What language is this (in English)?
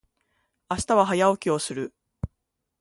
Japanese